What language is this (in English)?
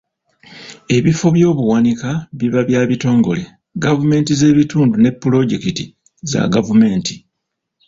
Ganda